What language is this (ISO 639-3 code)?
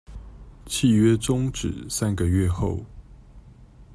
zho